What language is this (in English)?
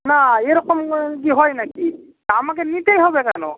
Bangla